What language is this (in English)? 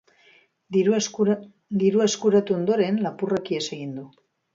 Basque